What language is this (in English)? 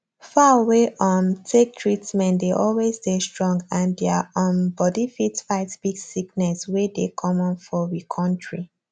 Nigerian Pidgin